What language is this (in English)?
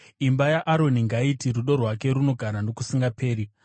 Shona